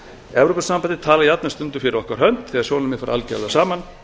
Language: Icelandic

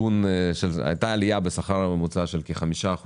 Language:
Hebrew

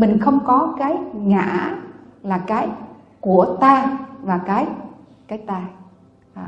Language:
Vietnamese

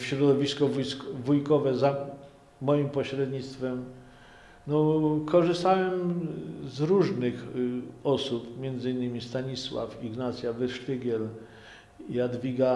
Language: Polish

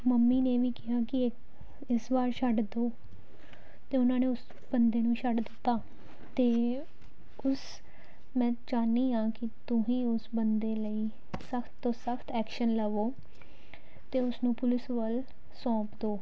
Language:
Punjabi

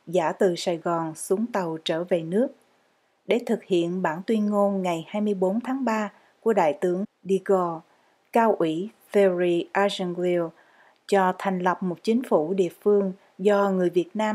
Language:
Vietnamese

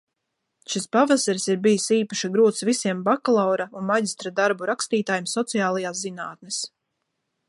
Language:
Latvian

